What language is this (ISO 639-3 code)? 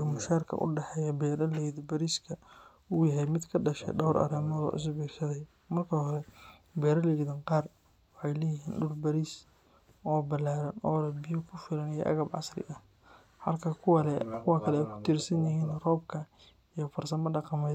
som